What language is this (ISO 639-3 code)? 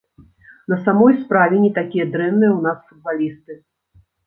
bel